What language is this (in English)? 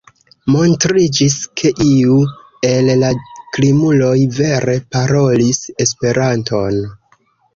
Esperanto